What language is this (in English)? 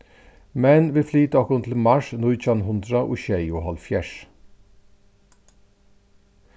Faroese